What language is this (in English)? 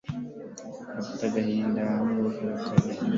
Kinyarwanda